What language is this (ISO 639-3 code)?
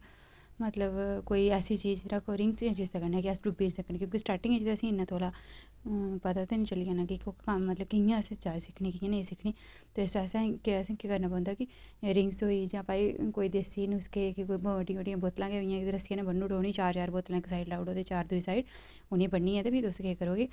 doi